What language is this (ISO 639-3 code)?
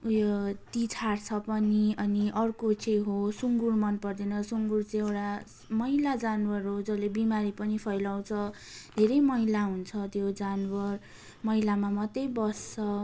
nep